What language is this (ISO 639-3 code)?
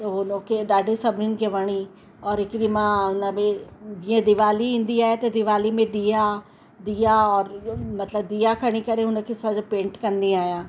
snd